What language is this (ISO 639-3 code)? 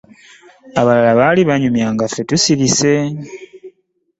lug